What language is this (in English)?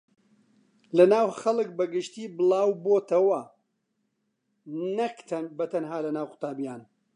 Central Kurdish